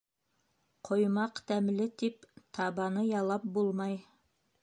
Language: Bashkir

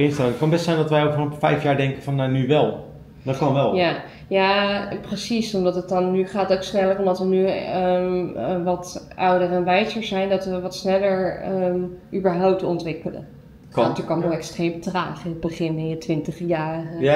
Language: Dutch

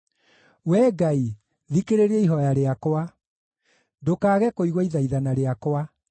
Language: Kikuyu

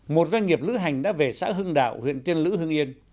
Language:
Vietnamese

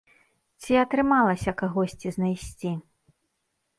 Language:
Belarusian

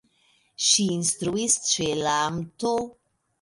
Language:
Esperanto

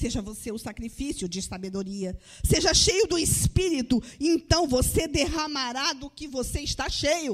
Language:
Portuguese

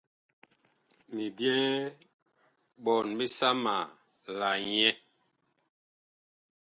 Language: Bakoko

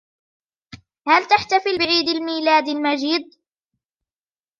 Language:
Arabic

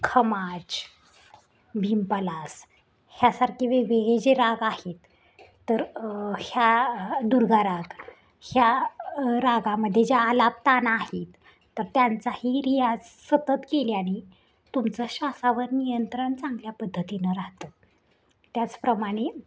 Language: Marathi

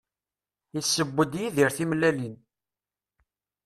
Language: Kabyle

